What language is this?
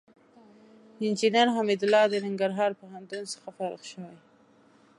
Pashto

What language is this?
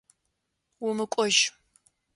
Adyghe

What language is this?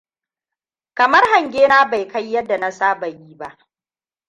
Hausa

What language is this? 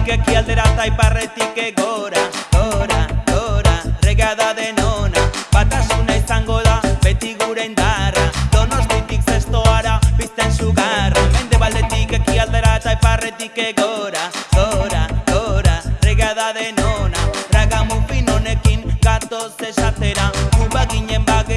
Spanish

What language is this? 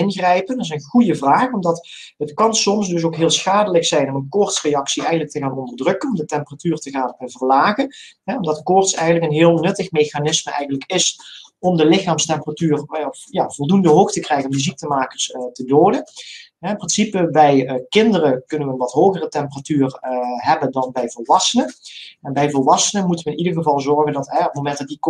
Dutch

